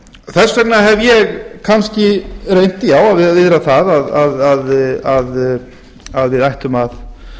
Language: Icelandic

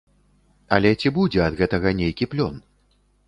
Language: Belarusian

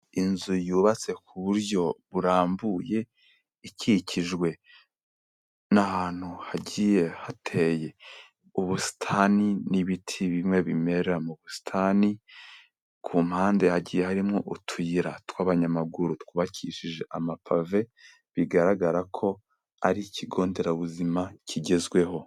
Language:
Kinyarwanda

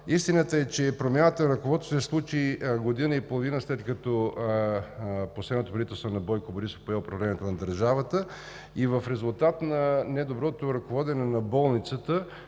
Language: Bulgarian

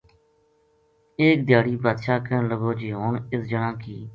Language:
Gujari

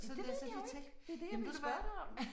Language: Danish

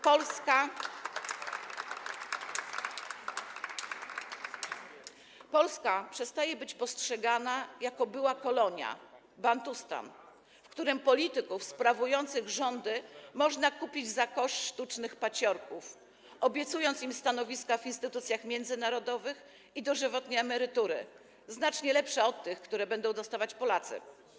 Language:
Polish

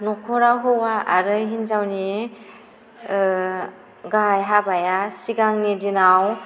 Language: Bodo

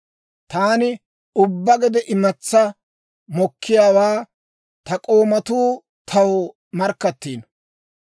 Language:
Dawro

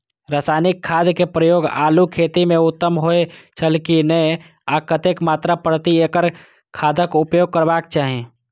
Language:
Maithili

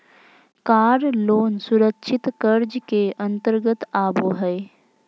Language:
Magahi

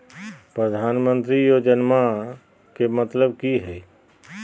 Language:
Magahi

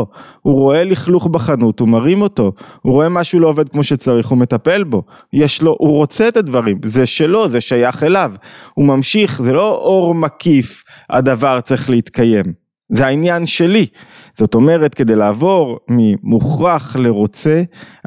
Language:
Hebrew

